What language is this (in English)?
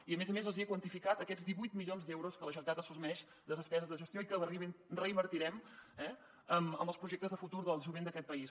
Catalan